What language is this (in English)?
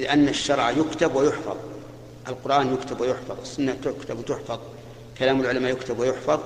Arabic